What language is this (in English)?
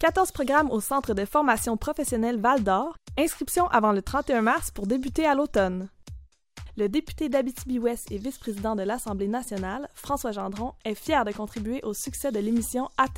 French